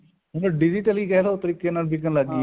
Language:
Punjabi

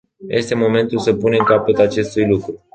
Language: Romanian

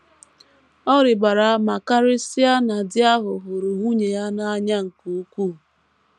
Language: Igbo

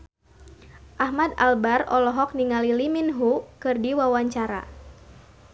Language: Sundanese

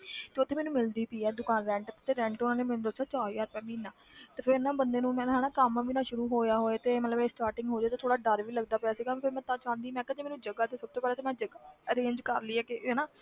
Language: Punjabi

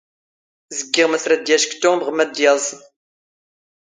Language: Standard Moroccan Tamazight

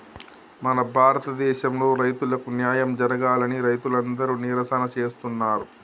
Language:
Telugu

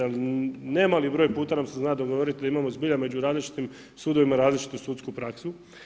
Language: Croatian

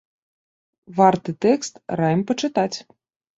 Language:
Belarusian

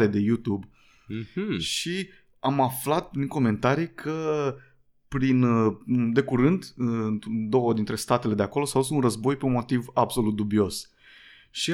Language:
Romanian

